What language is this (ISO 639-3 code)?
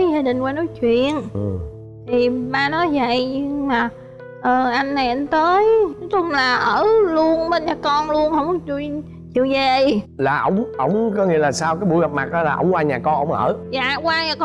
vie